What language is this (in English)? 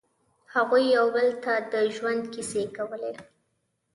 Pashto